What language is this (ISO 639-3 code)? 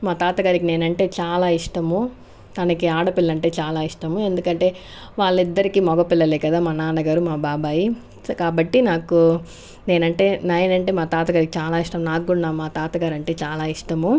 tel